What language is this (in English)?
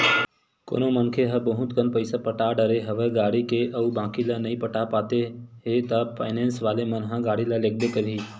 Chhattisgarhi